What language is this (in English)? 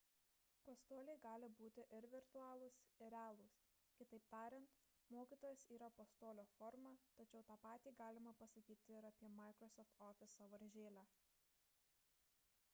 Lithuanian